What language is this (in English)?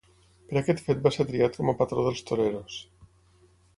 Catalan